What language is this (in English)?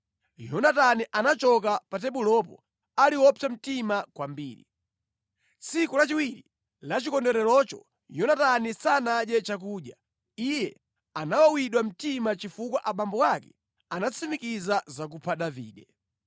Nyanja